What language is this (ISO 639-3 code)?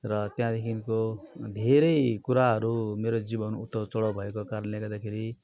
nep